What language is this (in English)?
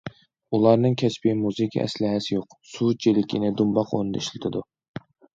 Uyghur